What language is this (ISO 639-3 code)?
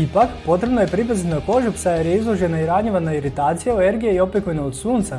hrv